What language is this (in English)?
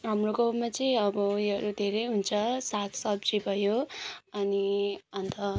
Nepali